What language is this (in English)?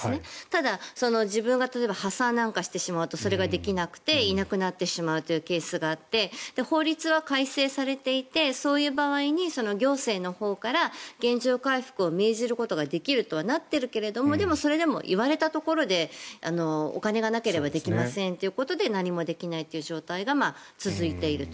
Japanese